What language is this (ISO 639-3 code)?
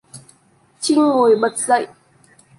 vie